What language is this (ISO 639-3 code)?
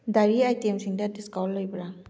mni